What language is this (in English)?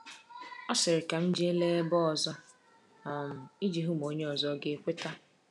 Igbo